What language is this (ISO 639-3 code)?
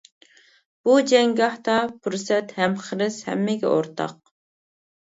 uig